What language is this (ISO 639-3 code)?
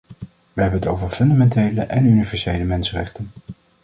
nld